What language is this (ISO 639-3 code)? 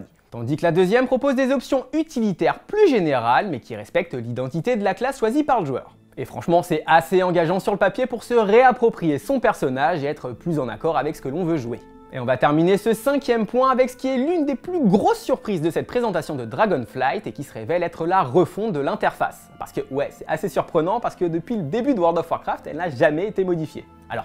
fra